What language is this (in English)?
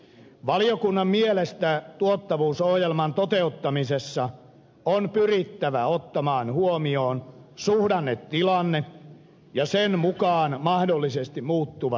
Finnish